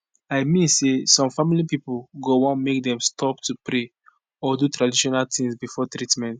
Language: Nigerian Pidgin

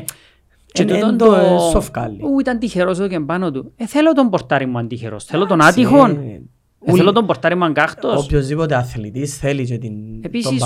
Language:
Greek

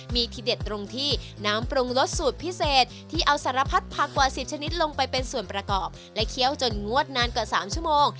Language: Thai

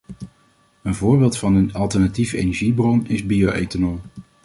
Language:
Dutch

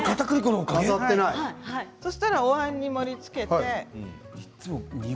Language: Japanese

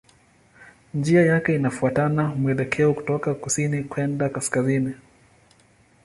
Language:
Swahili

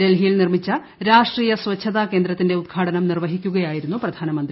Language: Malayalam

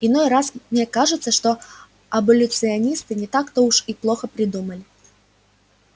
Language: Russian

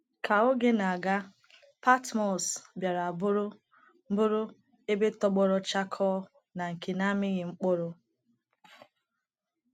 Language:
Igbo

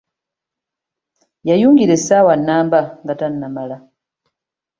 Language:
Ganda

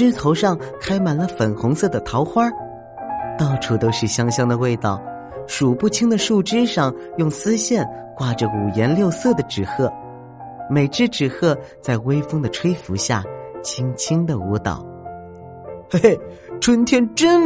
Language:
Chinese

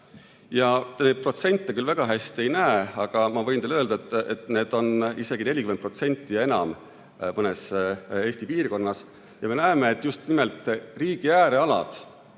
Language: Estonian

